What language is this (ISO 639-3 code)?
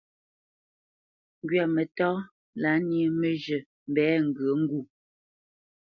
bce